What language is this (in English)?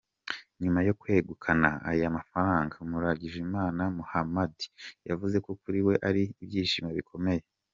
Kinyarwanda